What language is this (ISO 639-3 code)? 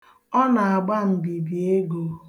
ibo